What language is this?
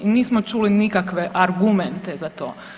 Croatian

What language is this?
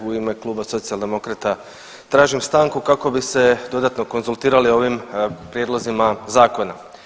Croatian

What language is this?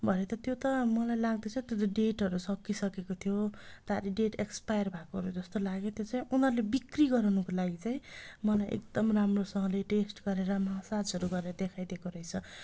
Nepali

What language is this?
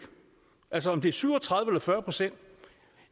Danish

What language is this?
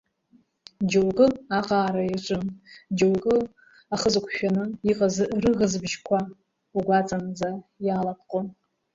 Abkhazian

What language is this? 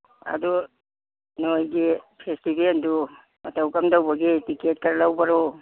Manipuri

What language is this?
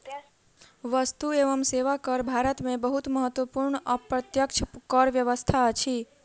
Maithili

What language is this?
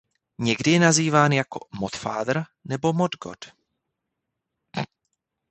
Czech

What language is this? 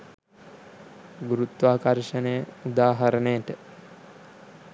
Sinhala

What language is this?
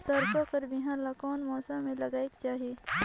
Chhattisgarhi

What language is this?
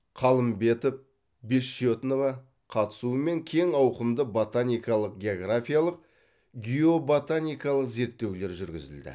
Kazakh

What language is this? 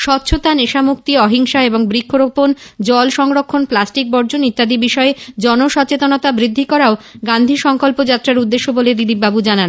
Bangla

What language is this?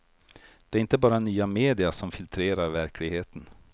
Swedish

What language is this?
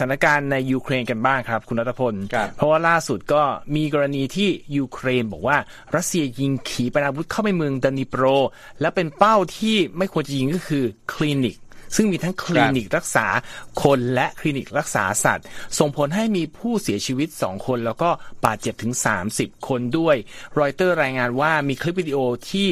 Thai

